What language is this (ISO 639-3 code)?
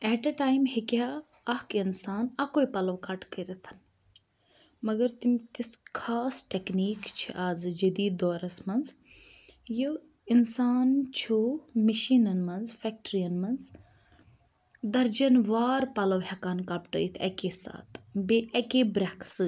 kas